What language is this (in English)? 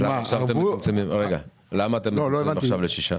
Hebrew